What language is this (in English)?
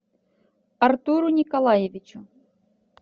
Russian